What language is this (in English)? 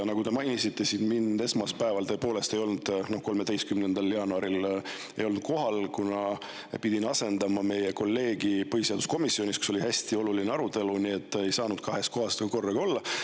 Estonian